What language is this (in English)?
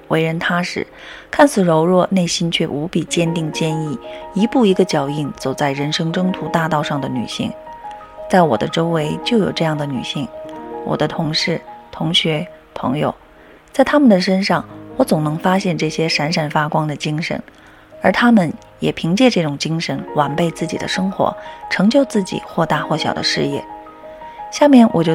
Chinese